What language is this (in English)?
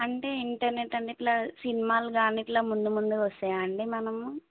Telugu